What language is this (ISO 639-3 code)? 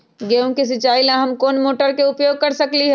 mag